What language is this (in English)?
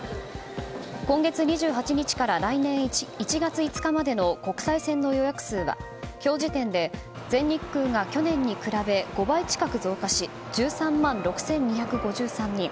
Japanese